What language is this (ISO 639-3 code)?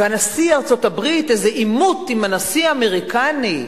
heb